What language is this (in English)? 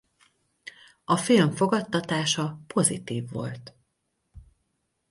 Hungarian